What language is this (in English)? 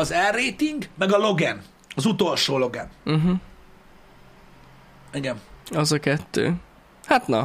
Hungarian